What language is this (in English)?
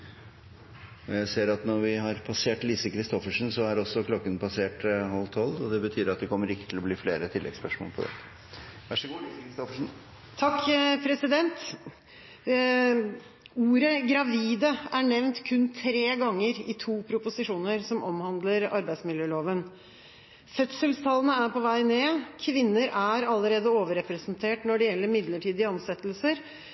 Norwegian